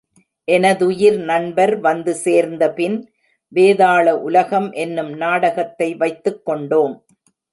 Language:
Tamil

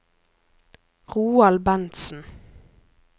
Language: Norwegian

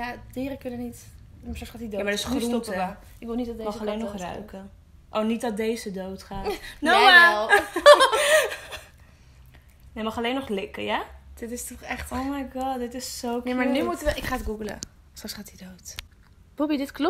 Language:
Dutch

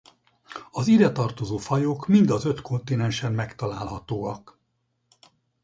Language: Hungarian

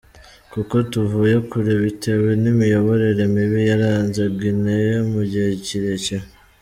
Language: Kinyarwanda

